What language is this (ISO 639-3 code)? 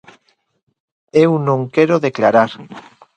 glg